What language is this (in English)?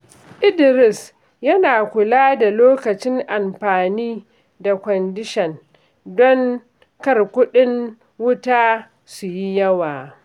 Hausa